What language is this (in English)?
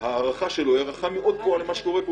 Hebrew